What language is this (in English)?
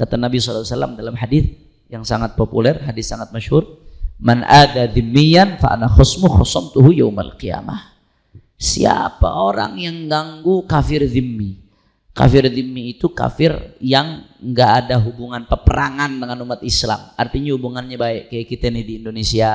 Indonesian